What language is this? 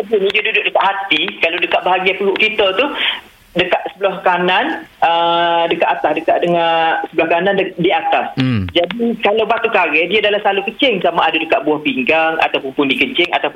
Malay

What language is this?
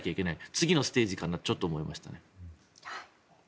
Japanese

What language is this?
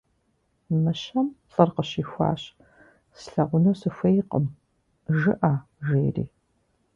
Kabardian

